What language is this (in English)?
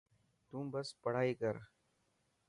Dhatki